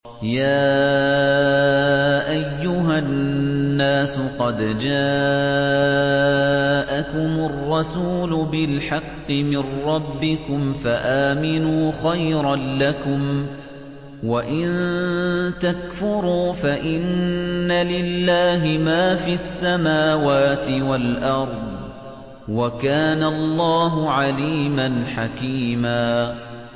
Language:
Arabic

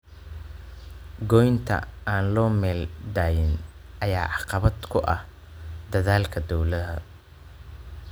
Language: Somali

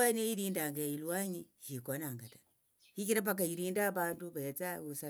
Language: Tsotso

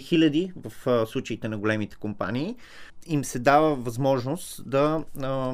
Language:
Bulgarian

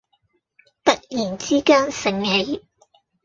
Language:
Cantonese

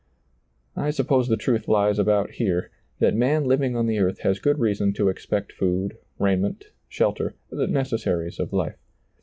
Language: English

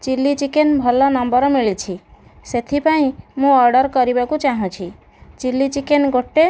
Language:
Odia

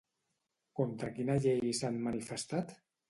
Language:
Catalan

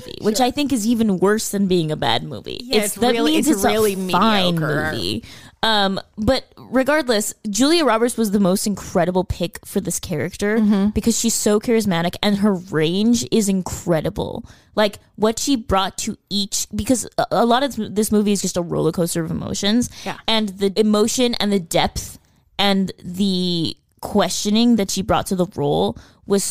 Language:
English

